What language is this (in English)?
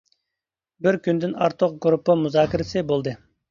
Uyghur